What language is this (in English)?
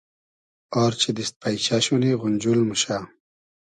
Hazaragi